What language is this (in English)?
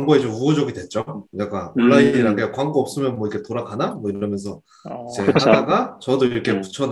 Korean